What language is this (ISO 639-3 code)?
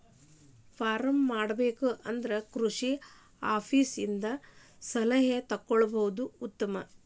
kan